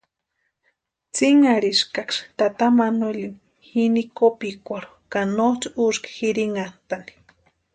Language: Western Highland Purepecha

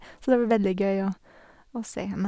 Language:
Norwegian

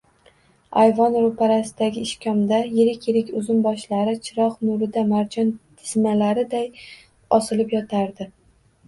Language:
Uzbek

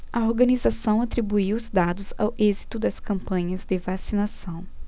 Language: Portuguese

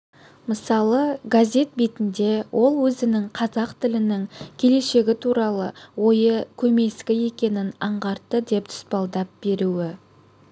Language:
Kazakh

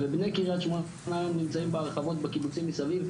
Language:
Hebrew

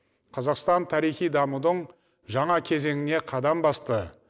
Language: Kazakh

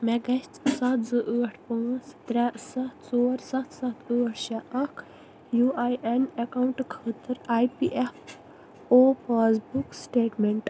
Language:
Kashmiri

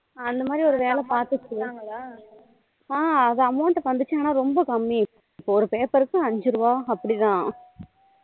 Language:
Tamil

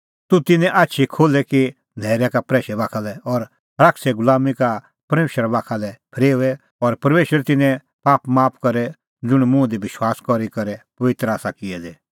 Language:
Kullu Pahari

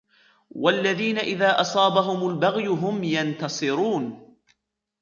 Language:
Arabic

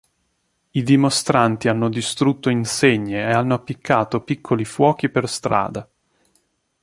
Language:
Italian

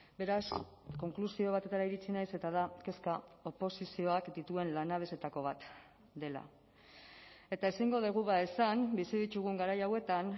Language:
Basque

